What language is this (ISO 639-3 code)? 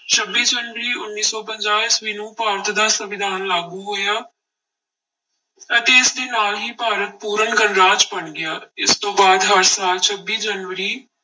pan